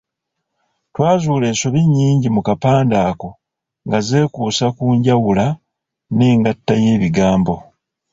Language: Ganda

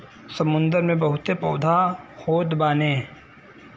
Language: Bhojpuri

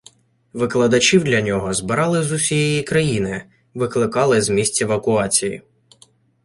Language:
Ukrainian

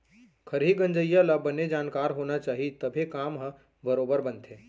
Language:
Chhattisgarhi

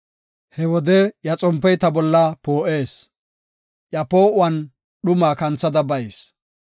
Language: Gofa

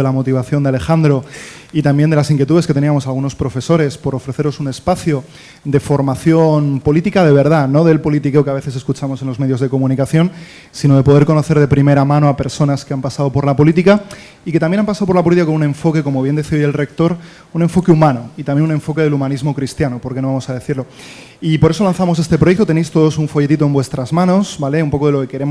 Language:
Spanish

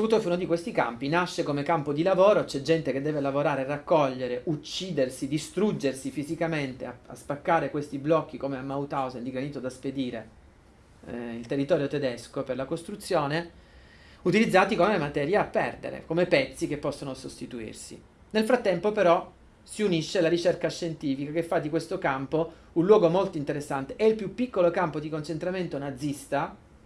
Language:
Italian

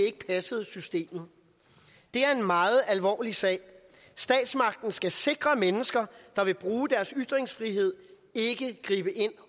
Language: Danish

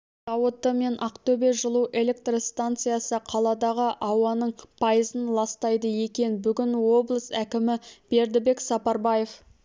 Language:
Kazakh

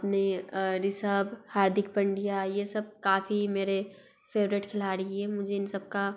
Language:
Hindi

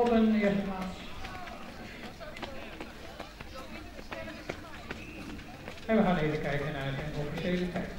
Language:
Dutch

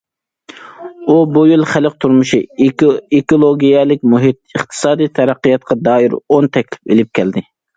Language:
Uyghur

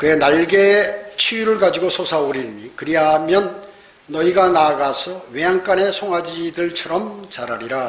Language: Korean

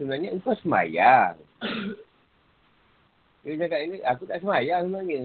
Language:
Malay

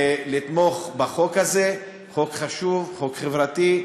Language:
Hebrew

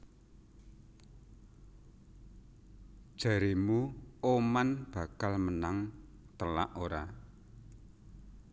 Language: Javanese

